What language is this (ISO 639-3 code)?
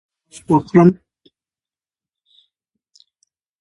pus